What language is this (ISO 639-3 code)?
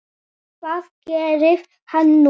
isl